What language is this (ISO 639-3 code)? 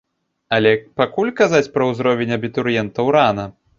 bel